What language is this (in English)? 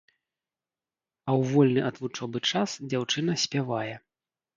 Belarusian